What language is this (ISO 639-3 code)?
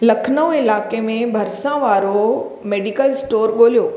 snd